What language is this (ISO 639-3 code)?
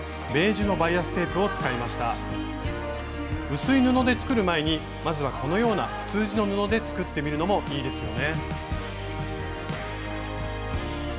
jpn